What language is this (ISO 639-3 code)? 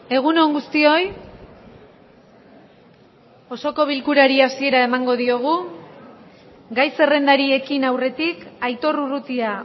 eus